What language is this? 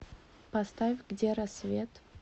Russian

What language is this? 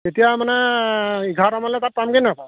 Assamese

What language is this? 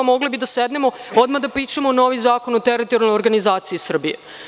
Serbian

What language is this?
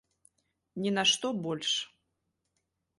Belarusian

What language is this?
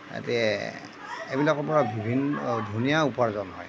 Assamese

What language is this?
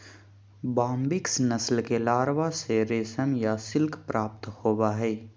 Magahi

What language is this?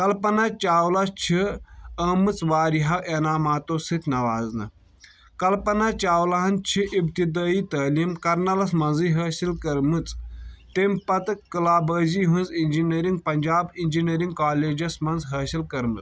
Kashmiri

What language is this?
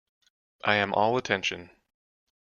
English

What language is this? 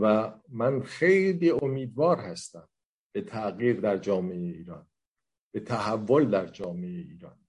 Persian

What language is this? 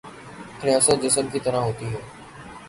Urdu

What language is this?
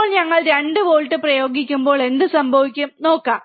Malayalam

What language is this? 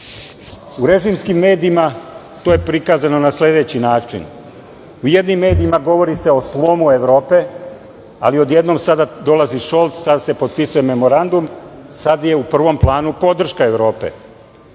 Serbian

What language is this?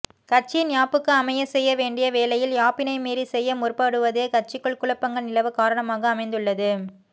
Tamil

